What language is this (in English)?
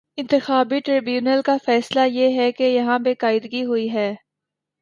Urdu